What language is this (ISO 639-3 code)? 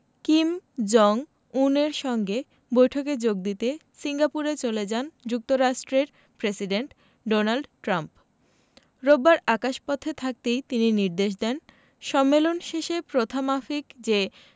ben